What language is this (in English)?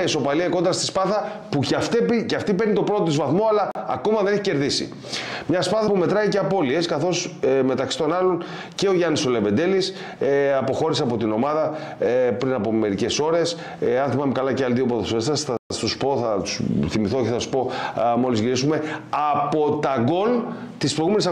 Greek